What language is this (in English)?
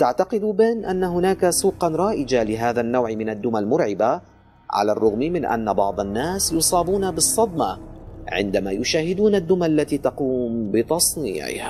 Arabic